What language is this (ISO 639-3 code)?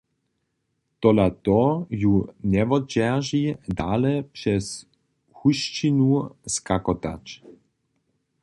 hsb